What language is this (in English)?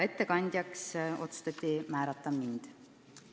Estonian